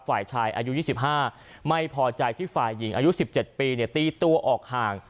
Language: Thai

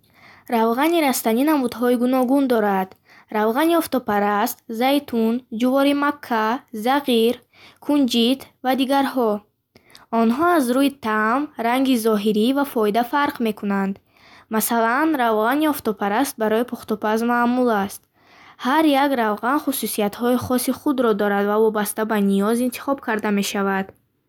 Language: Bukharic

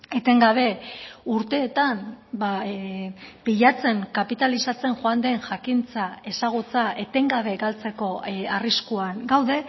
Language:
Basque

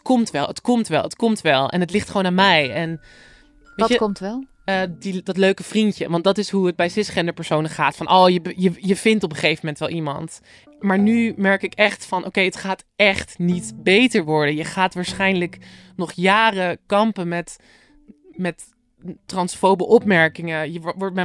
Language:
Dutch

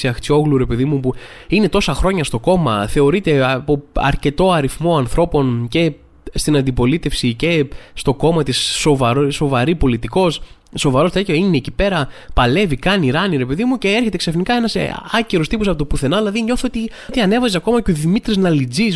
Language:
Greek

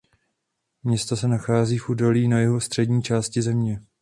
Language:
Czech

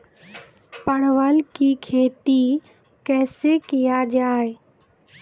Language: Maithili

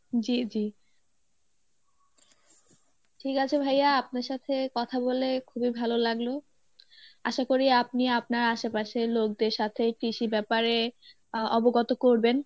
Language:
Bangla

